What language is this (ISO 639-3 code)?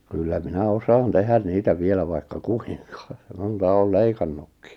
fin